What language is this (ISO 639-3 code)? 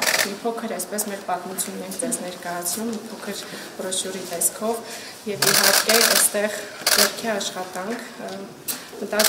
ron